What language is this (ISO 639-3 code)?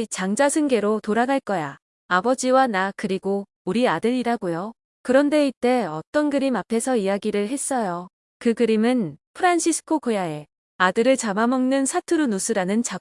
kor